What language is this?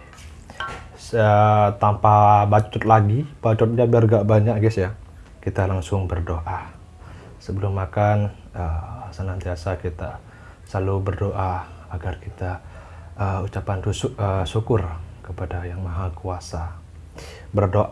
Indonesian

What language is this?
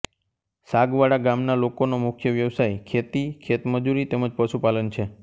Gujarati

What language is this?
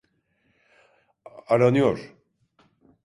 Turkish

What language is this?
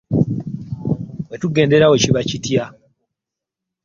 Ganda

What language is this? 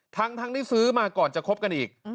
Thai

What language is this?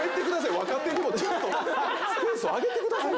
Japanese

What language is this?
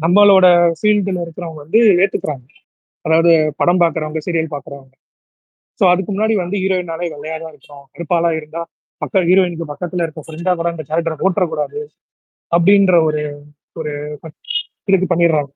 Tamil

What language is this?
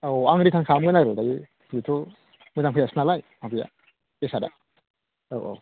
Bodo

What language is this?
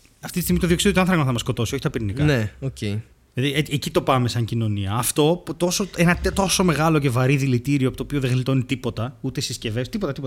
Greek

